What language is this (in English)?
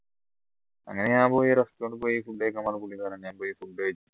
Malayalam